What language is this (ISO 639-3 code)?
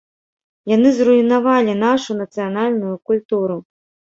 bel